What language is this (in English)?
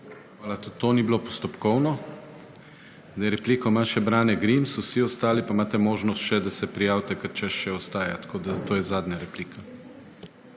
Slovenian